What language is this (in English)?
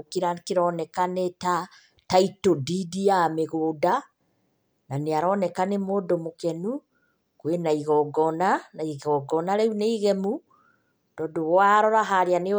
Kikuyu